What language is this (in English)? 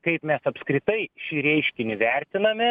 Lithuanian